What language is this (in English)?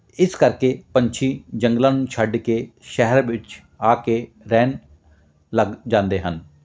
Punjabi